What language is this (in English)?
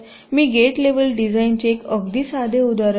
Marathi